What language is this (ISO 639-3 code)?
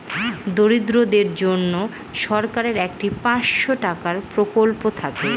ben